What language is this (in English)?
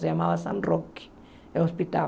Portuguese